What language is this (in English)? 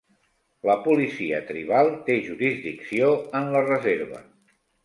Catalan